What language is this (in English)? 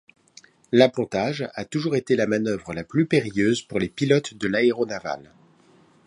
French